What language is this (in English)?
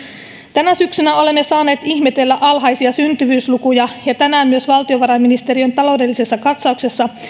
Finnish